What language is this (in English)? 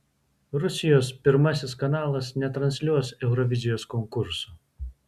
Lithuanian